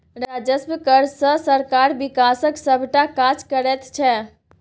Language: Maithili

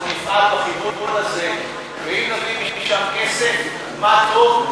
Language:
Hebrew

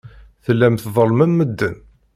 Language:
Kabyle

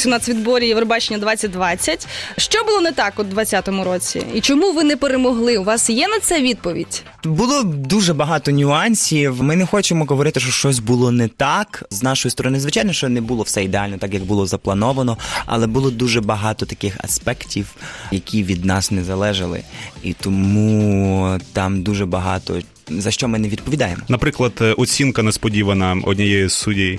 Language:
Ukrainian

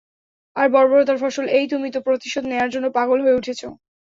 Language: Bangla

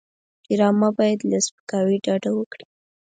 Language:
Pashto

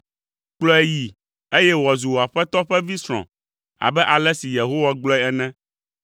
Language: Ewe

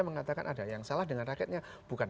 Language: Indonesian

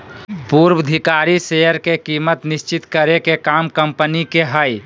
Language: Magahi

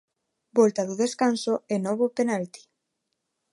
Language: Galician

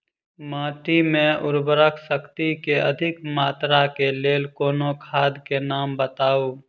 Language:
Maithili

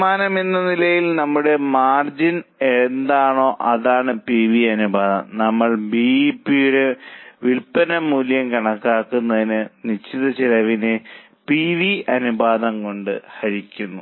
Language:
Malayalam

